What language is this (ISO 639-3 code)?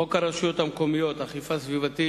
heb